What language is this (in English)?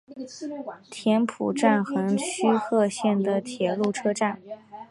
Chinese